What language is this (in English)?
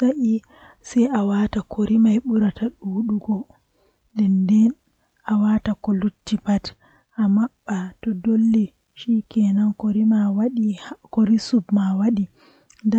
Western Niger Fulfulde